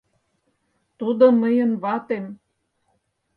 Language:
Mari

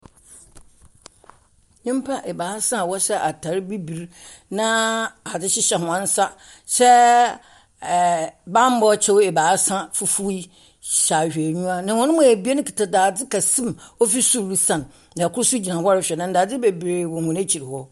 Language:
Akan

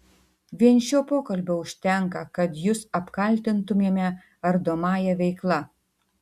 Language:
Lithuanian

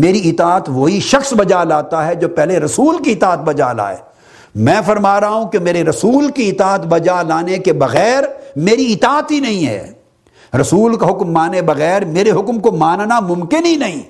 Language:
Urdu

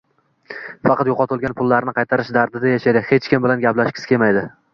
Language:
Uzbek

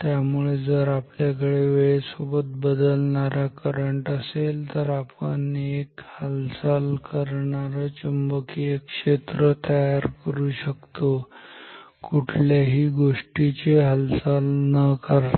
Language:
Marathi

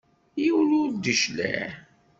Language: Kabyle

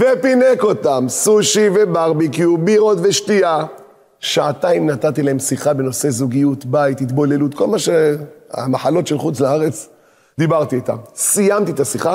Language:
Hebrew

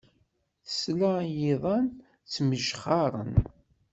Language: Kabyle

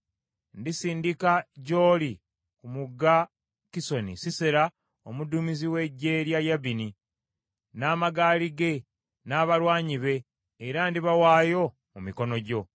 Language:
Ganda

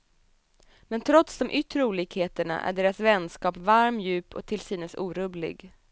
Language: Swedish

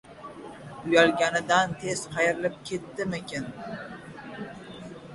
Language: Uzbek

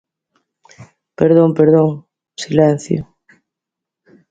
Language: Galician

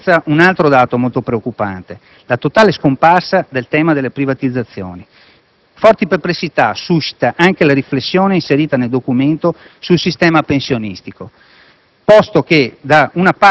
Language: Italian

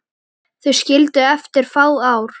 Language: Icelandic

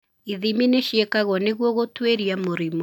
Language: Kikuyu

